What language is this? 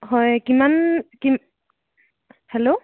Assamese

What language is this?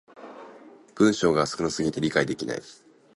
Japanese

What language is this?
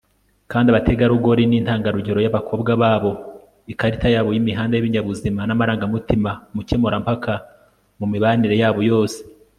Kinyarwanda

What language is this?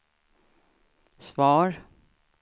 Swedish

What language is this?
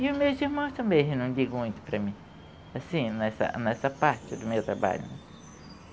Portuguese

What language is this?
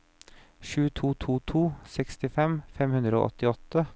Norwegian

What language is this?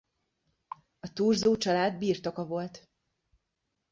Hungarian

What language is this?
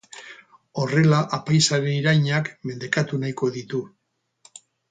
Basque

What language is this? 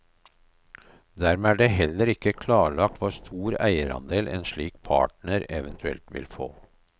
Norwegian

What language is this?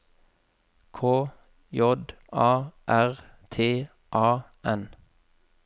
Norwegian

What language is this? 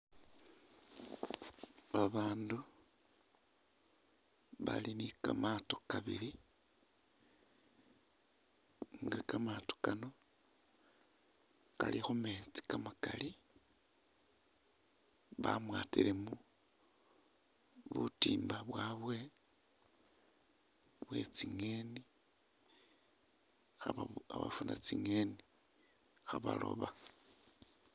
Masaaba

